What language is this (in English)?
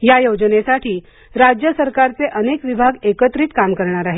Marathi